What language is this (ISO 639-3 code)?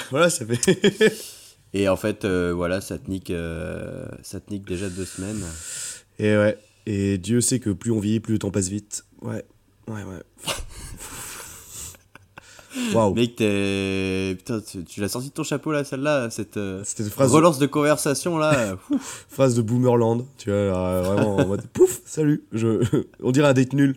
fra